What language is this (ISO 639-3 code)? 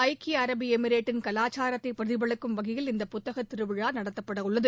tam